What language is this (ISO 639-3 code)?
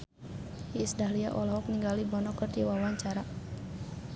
sun